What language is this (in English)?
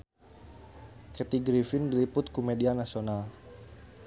Sundanese